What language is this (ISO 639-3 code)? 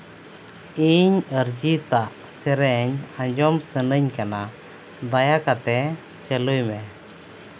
sat